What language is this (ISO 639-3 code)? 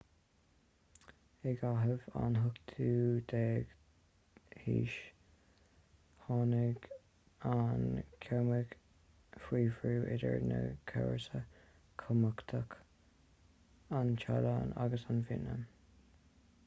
gle